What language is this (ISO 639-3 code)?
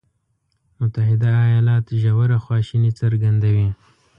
pus